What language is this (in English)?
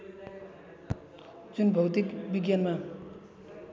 Nepali